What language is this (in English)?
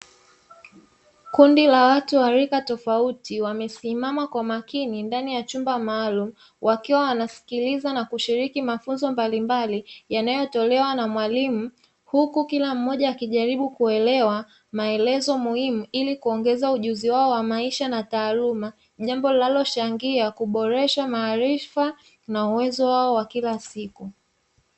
Swahili